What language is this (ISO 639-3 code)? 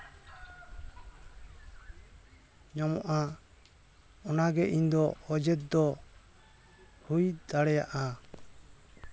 sat